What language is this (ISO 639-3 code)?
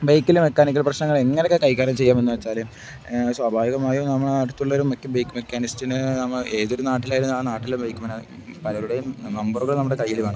mal